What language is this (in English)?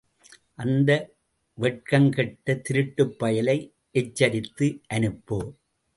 Tamil